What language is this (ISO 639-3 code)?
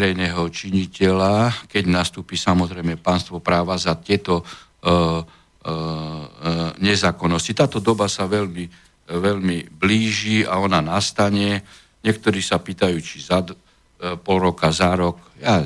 slk